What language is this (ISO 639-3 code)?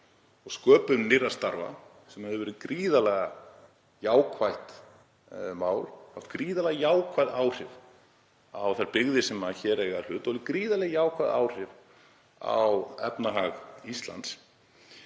isl